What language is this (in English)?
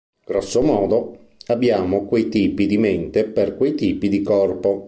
Italian